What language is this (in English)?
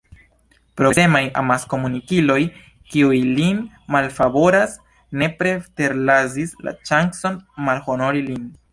Esperanto